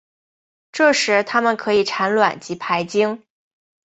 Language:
Chinese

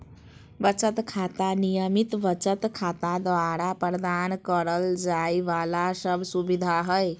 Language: Magahi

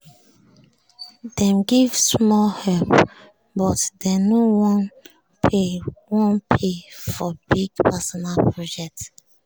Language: Nigerian Pidgin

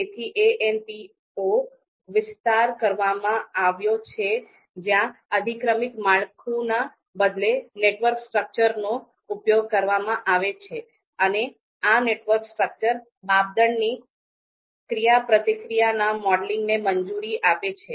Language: Gujarati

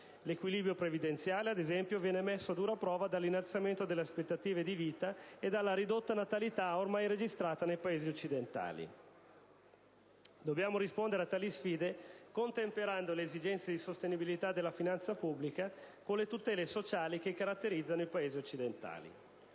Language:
Italian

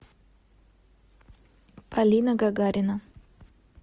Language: Russian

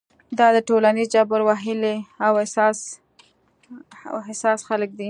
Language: Pashto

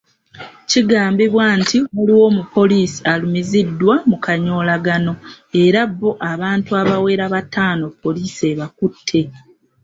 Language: Ganda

